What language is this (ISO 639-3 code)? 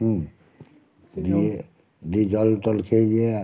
ben